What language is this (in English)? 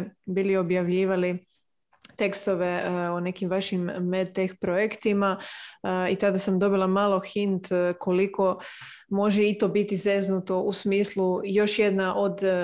Croatian